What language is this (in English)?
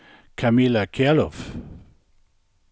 Danish